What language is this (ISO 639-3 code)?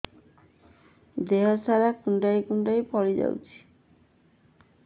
ori